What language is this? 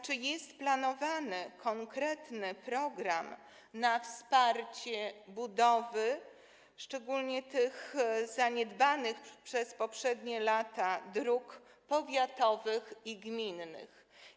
Polish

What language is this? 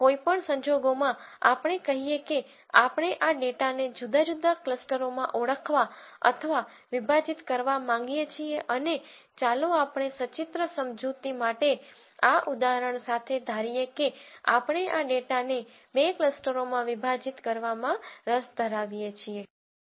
Gujarati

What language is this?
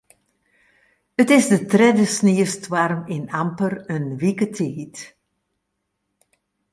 Western Frisian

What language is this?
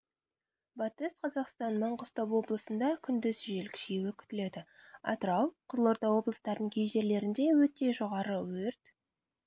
Kazakh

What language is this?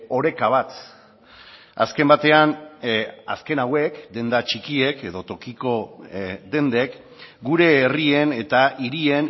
Basque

